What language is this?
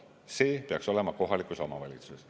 Estonian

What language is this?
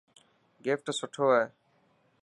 Dhatki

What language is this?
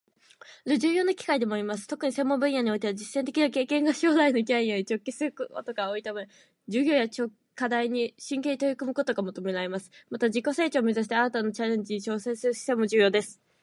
Japanese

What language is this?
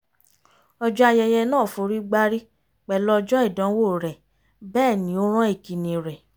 Yoruba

